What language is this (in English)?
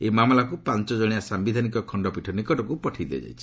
Odia